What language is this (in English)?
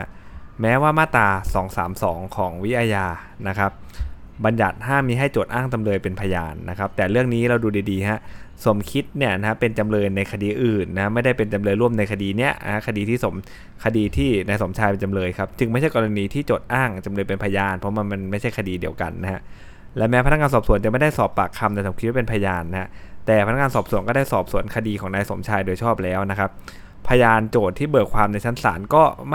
Thai